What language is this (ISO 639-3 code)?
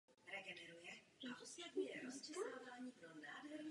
ces